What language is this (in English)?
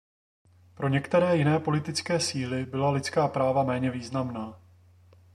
Czech